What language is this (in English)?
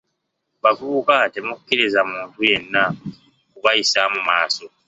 Ganda